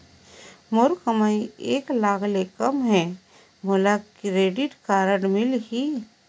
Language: Chhattisgarhi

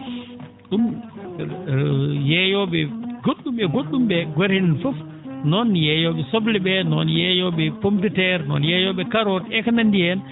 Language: Fula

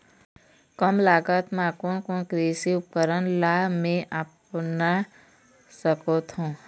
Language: Chhattisgarhi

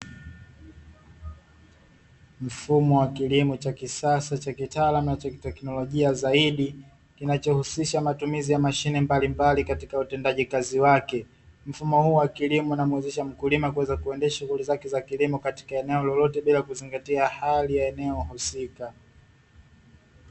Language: Swahili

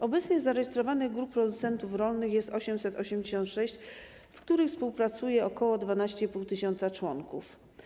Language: Polish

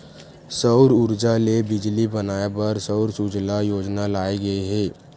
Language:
Chhattisgarhi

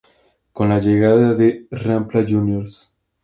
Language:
Spanish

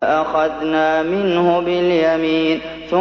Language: Arabic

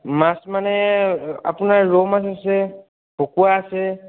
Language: Assamese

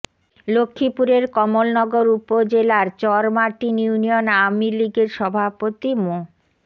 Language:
Bangla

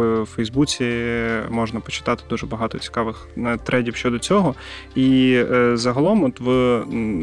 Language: Ukrainian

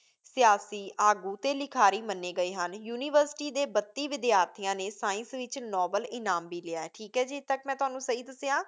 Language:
Punjabi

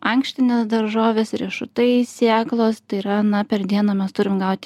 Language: Lithuanian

